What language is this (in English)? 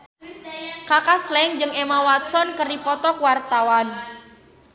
Sundanese